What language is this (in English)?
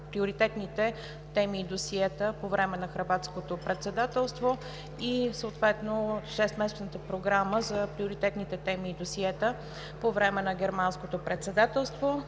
Bulgarian